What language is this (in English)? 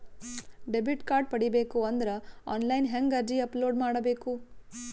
Kannada